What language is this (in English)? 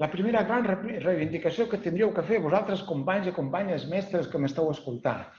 Catalan